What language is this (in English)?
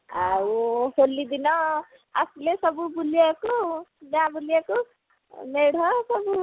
Odia